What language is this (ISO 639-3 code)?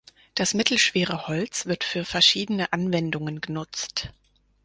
deu